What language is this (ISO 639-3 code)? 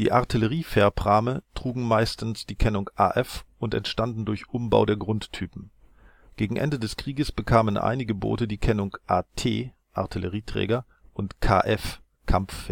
deu